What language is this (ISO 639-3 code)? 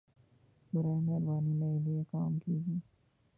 urd